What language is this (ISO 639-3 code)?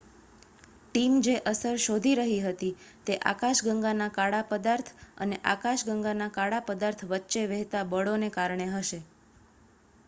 guj